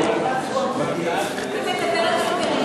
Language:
Hebrew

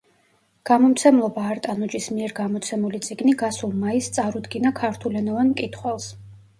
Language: Georgian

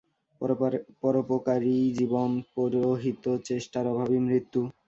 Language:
Bangla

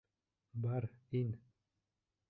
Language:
Bashkir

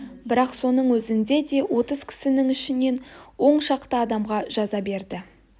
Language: Kazakh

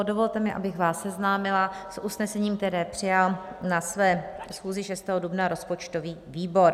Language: Czech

